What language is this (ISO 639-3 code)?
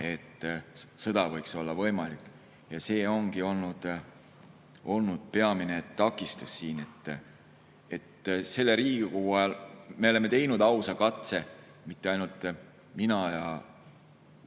est